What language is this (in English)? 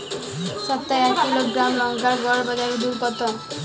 Bangla